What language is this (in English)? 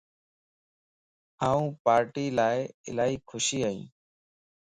Lasi